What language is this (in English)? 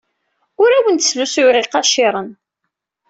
Kabyle